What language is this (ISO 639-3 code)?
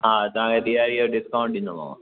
snd